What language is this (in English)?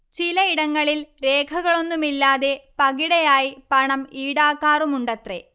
Malayalam